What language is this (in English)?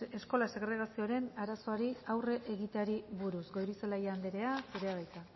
Basque